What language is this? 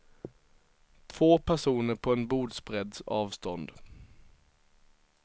Swedish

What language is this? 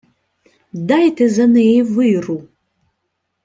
Ukrainian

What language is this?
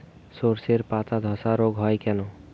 Bangla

